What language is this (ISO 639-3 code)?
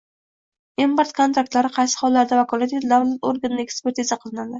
uzb